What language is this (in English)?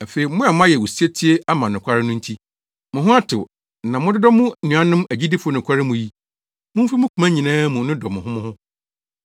Akan